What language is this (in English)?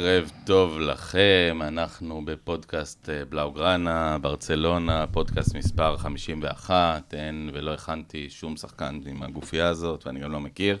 Hebrew